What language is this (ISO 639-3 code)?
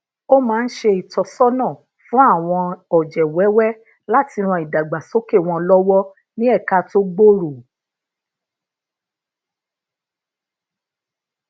yor